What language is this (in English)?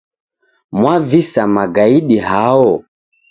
Taita